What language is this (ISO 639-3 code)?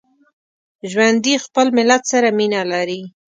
pus